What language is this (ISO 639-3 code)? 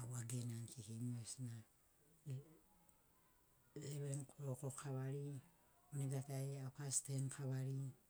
snc